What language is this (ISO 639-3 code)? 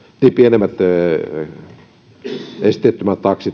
fin